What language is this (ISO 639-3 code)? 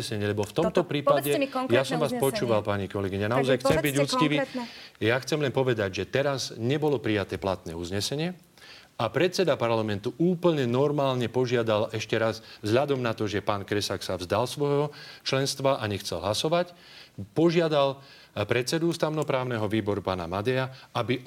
slk